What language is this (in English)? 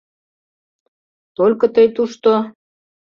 Mari